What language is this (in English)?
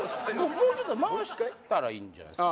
Japanese